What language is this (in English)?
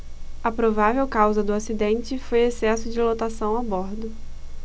Portuguese